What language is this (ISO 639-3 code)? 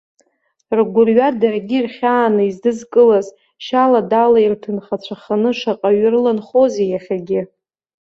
abk